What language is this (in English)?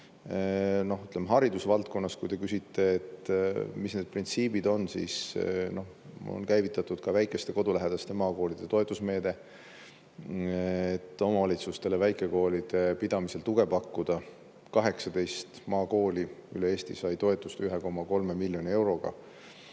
Estonian